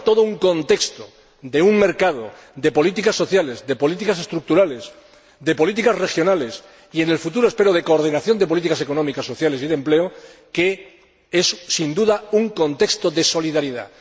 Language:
Spanish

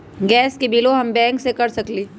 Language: Magahi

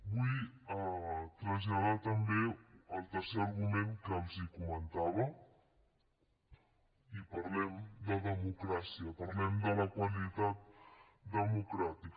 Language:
Catalan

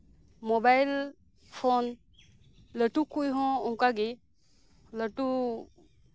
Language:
Santali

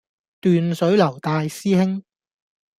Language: Cantonese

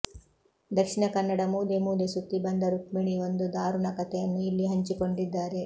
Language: Kannada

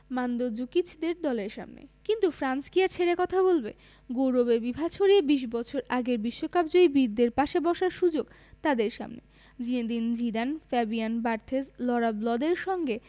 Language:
Bangla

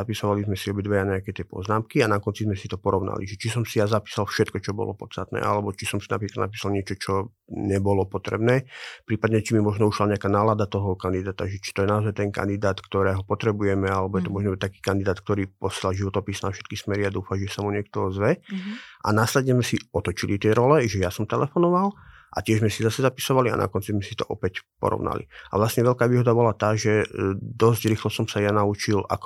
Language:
Slovak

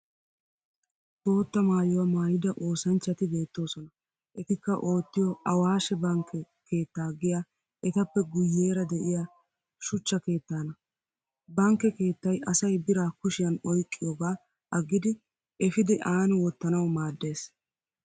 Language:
Wolaytta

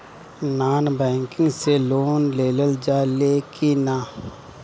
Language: Bhojpuri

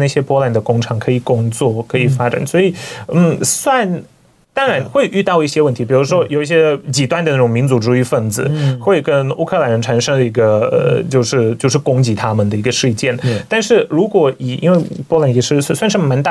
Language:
Chinese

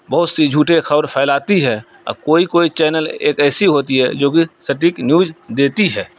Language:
Urdu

